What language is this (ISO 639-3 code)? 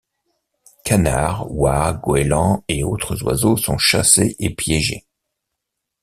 fra